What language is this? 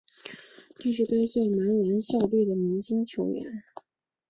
Chinese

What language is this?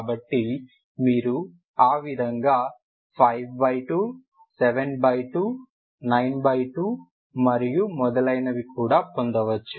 Telugu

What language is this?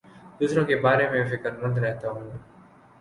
Urdu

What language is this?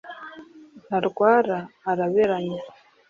Kinyarwanda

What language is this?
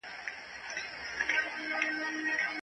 Pashto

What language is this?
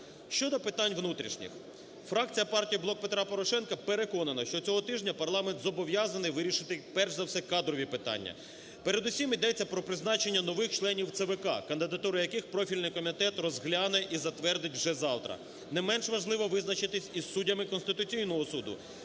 Ukrainian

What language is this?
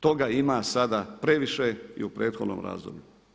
Croatian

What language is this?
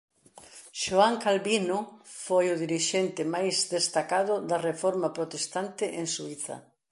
Galician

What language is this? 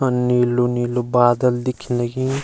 Garhwali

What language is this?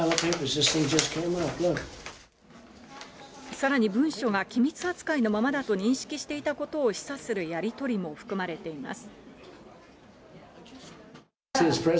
Japanese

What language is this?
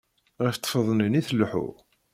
Kabyle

